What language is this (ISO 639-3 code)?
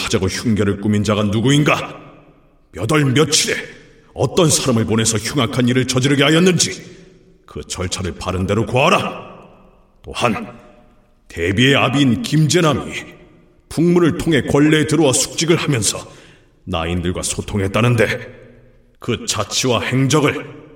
kor